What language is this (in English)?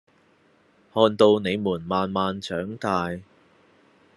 Cantonese